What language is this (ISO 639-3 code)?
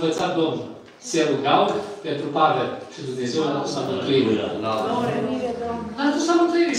ron